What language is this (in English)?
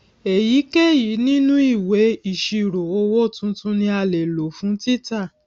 Yoruba